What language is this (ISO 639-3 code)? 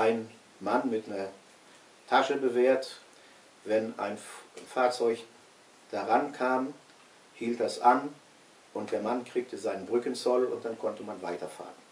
deu